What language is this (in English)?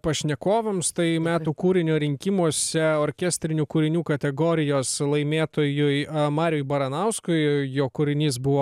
Lithuanian